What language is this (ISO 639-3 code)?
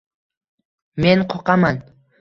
uzb